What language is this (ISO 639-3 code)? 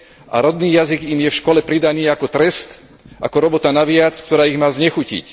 slk